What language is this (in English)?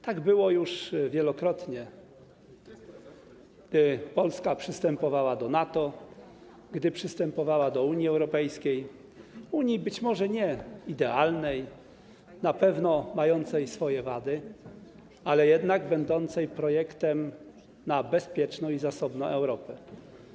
Polish